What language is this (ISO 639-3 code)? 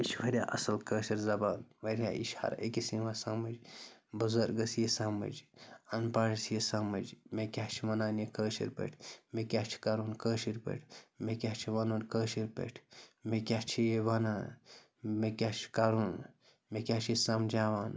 kas